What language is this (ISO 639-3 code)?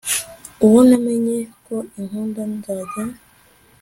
kin